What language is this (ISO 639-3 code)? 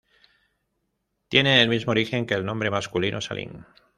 spa